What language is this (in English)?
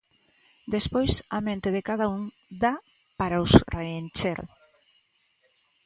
Galician